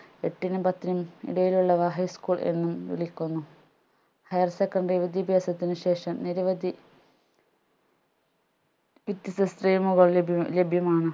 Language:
Malayalam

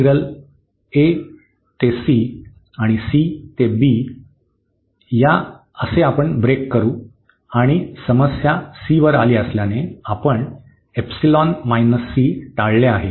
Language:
Marathi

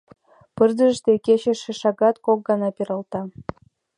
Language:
Mari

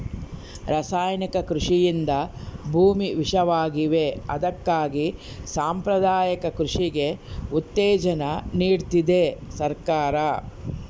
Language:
Kannada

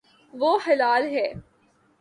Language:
Urdu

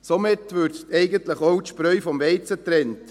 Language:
Swiss German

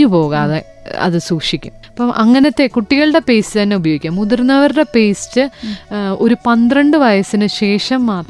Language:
Malayalam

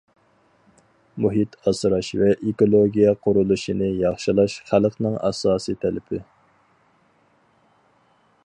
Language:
Uyghur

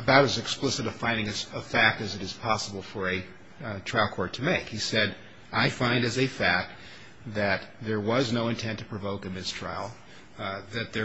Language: English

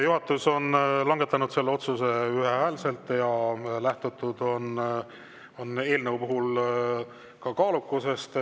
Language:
Estonian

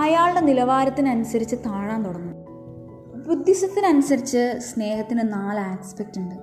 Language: Malayalam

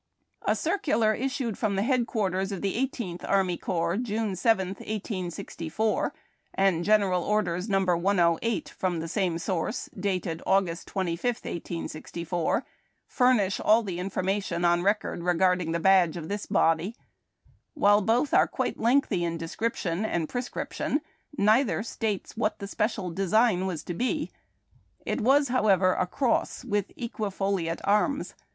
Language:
English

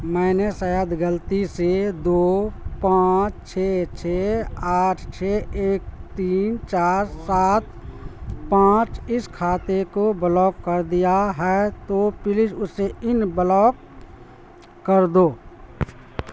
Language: Urdu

